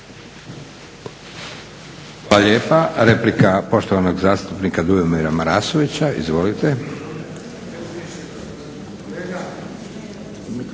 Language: Croatian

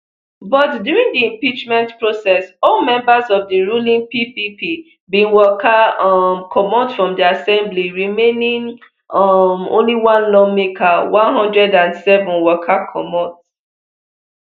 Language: Nigerian Pidgin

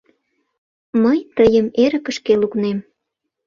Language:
Mari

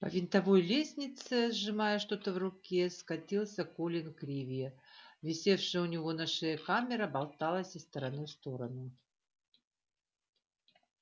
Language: Russian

